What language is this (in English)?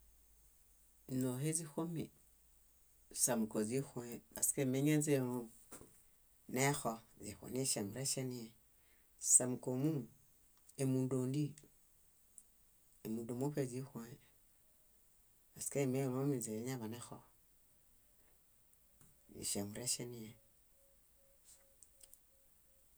Bayot